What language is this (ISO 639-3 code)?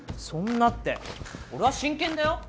jpn